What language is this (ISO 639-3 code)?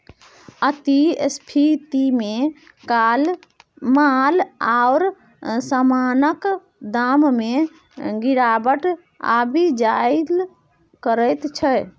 mai